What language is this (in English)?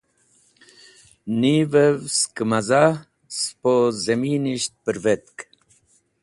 Wakhi